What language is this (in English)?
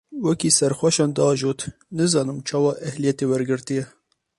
Kurdish